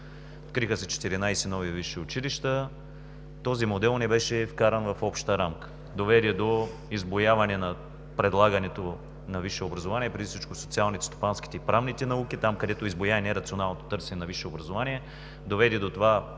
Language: Bulgarian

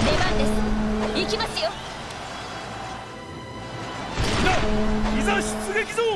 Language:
Japanese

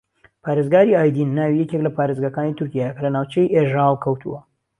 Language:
Central Kurdish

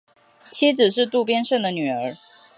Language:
Chinese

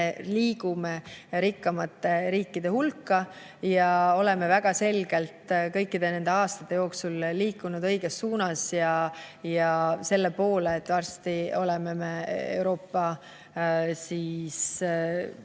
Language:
Estonian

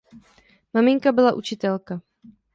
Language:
Czech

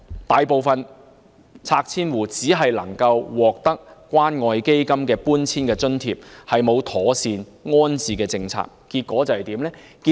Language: Cantonese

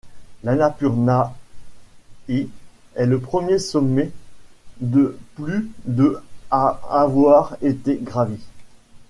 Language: French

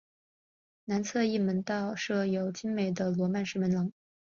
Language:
Chinese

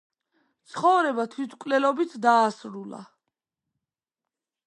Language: Georgian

